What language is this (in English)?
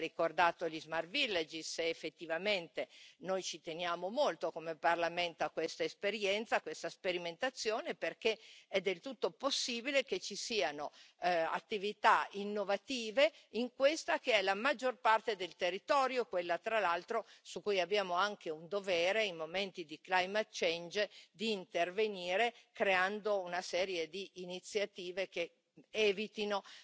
Italian